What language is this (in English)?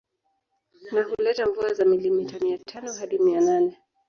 Swahili